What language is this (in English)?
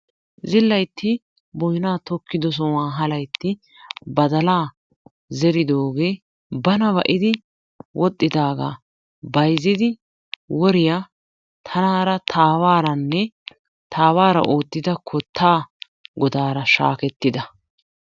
Wolaytta